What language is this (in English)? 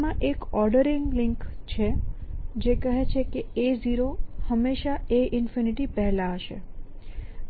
Gujarati